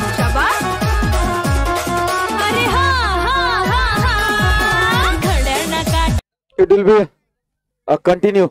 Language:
Hindi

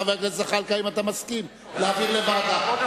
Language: Hebrew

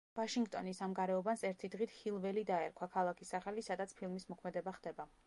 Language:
Georgian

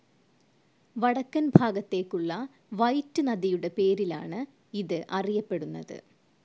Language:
Malayalam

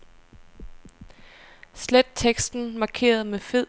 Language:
Danish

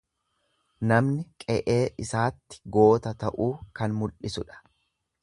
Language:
Oromo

